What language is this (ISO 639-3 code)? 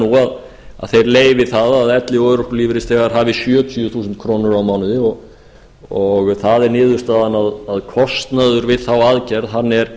isl